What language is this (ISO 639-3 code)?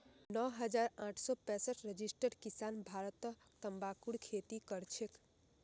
mag